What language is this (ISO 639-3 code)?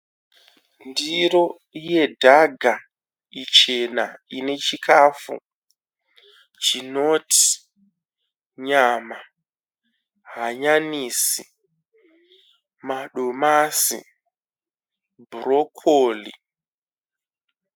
sna